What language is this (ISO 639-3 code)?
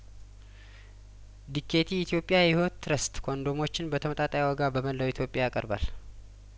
amh